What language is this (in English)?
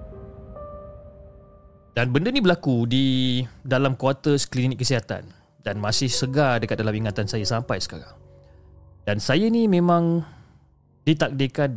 Malay